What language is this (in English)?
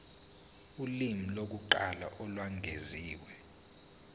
Zulu